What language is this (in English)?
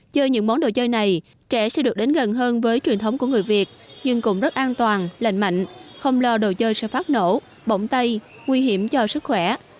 Vietnamese